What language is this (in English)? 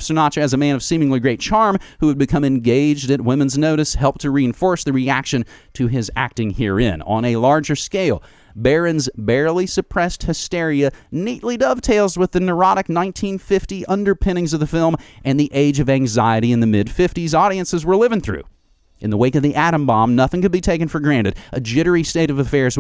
English